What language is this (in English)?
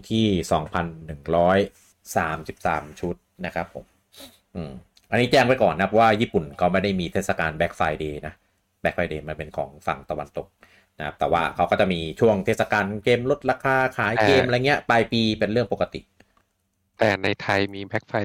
Thai